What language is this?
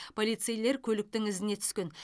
Kazakh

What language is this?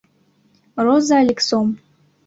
Mari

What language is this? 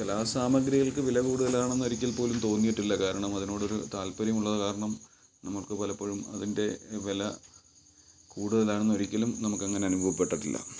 Malayalam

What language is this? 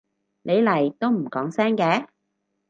Cantonese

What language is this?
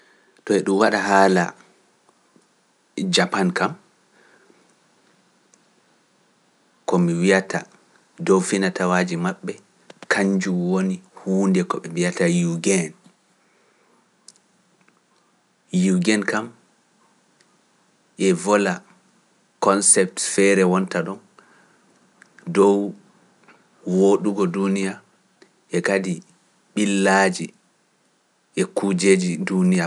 Pular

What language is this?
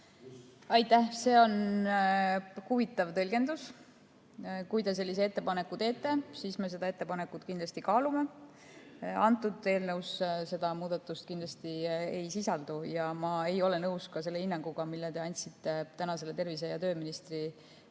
Estonian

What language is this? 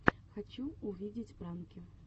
Russian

